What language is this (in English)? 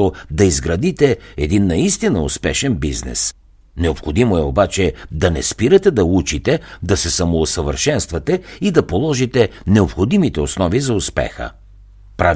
Bulgarian